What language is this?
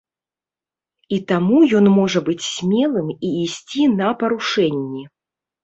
Belarusian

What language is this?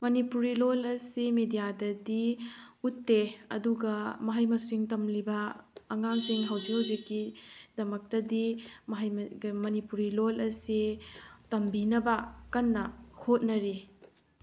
Manipuri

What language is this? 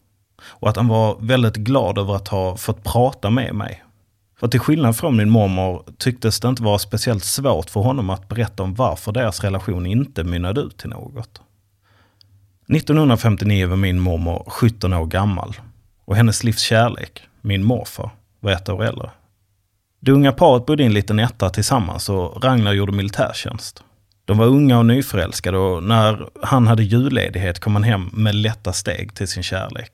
Swedish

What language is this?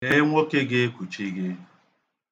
Igbo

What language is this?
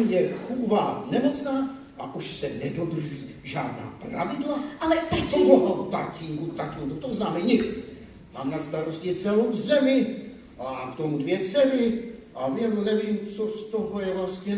Czech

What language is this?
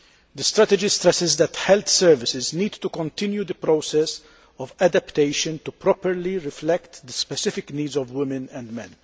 English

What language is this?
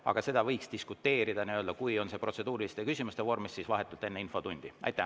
Estonian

